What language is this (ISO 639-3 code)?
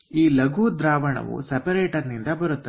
kan